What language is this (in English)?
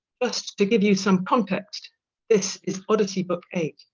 English